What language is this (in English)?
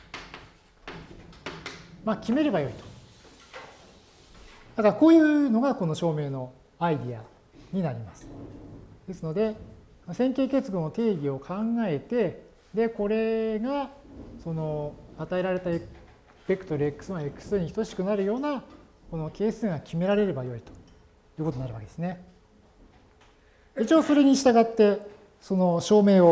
Japanese